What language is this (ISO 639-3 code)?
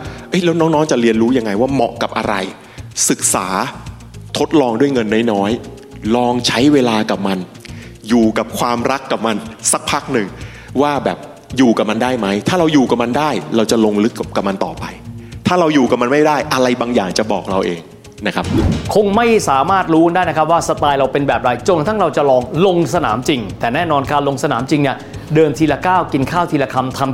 tha